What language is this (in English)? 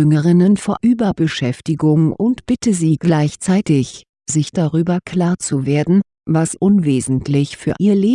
German